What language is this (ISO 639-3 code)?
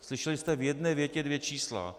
ces